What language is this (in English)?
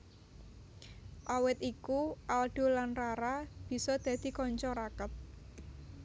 Javanese